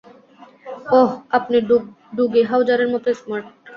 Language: Bangla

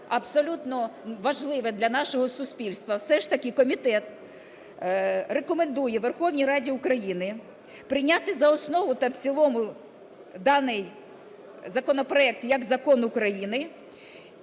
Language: Ukrainian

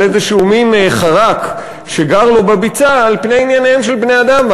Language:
Hebrew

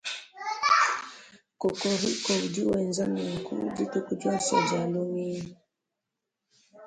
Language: Luba-Lulua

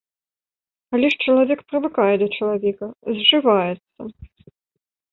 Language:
Belarusian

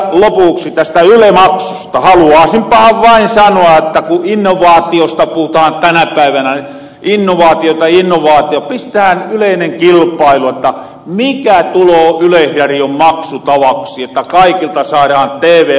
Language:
Finnish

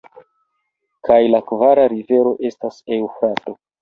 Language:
Esperanto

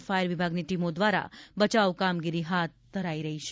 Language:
Gujarati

